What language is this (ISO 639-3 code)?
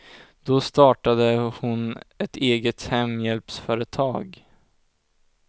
swe